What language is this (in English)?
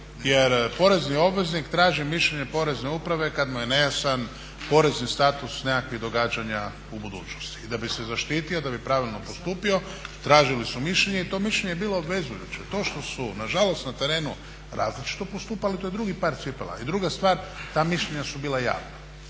Croatian